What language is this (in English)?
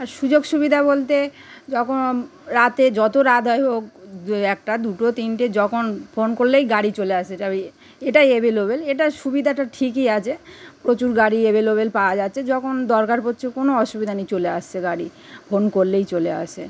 Bangla